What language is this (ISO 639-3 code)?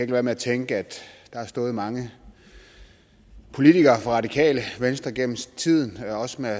dan